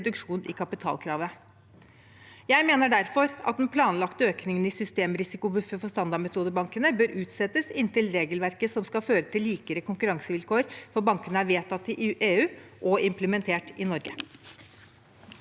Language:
Norwegian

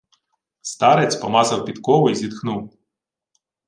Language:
Ukrainian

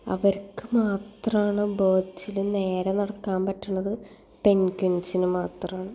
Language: Malayalam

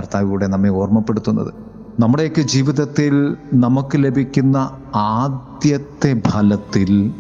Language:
Malayalam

